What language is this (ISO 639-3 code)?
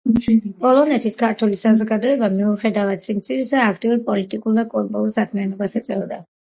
kat